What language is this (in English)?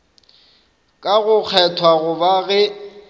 Northern Sotho